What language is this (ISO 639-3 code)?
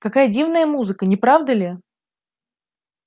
rus